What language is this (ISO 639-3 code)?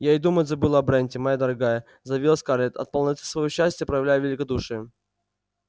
rus